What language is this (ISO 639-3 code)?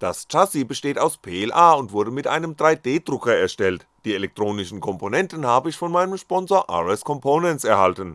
deu